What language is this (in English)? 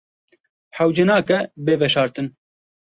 Kurdish